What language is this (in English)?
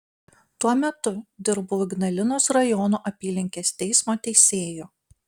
Lithuanian